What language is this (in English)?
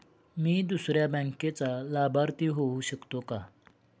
Marathi